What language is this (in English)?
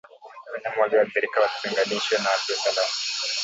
Swahili